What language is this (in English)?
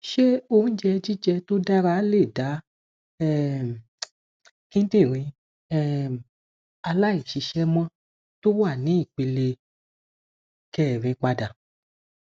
Yoruba